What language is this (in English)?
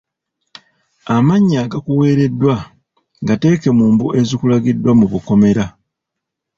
Ganda